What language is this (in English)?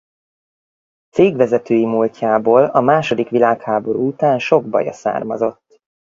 Hungarian